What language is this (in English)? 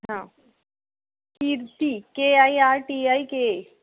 Hindi